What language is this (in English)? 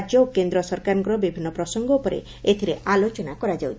Odia